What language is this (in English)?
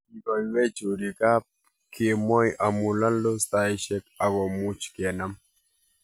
Kalenjin